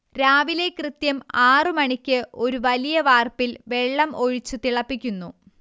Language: Malayalam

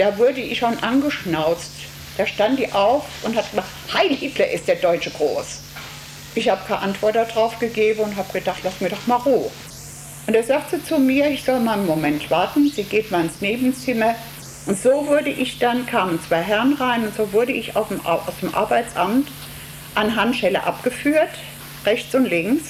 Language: German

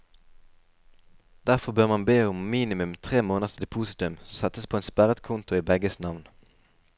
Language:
Norwegian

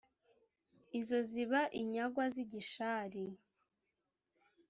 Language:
Kinyarwanda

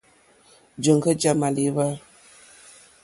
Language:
Mokpwe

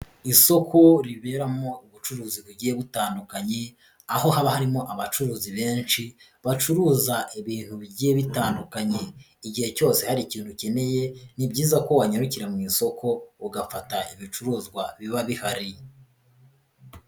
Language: Kinyarwanda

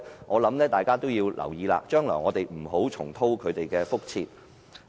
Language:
Cantonese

